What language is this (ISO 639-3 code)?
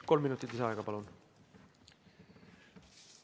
est